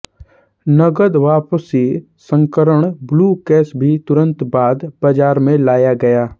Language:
Hindi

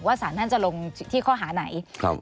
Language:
Thai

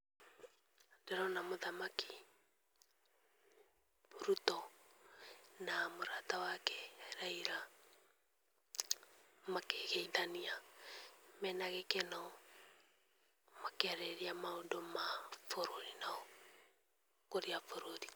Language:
Kikuyu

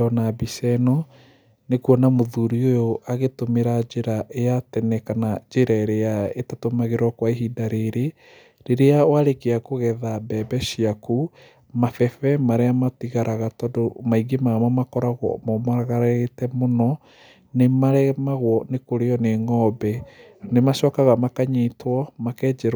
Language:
Kikuyu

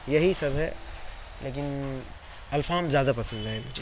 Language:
Urdu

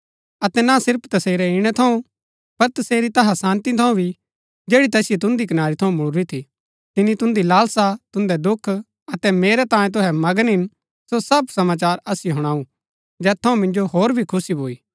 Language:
Gaddi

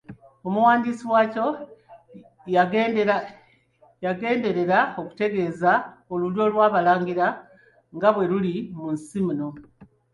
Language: Ganda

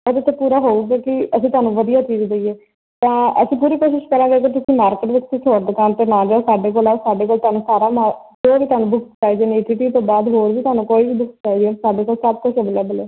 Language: Punjabi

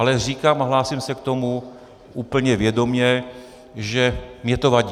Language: Czech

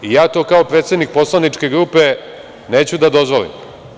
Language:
Serbian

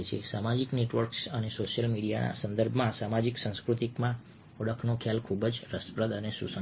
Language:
Gujarati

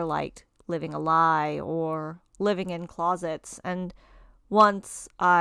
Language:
English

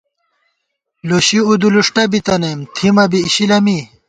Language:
Gawar-Bati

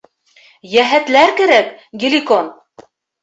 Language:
Bashkir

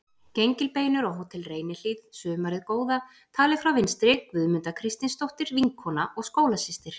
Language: Icelandic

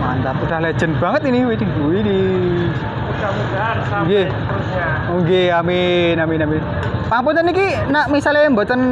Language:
Indonesian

